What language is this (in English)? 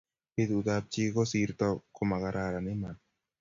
Kalenjin